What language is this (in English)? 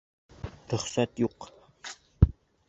Bashkir